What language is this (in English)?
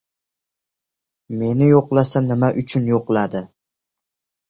Uzbek